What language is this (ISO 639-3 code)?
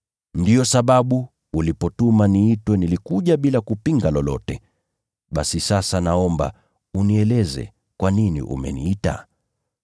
swa